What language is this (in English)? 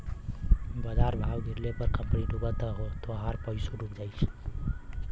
Bhojpuri